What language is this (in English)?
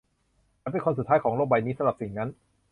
Thai